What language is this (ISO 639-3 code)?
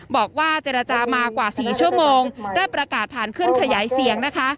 tha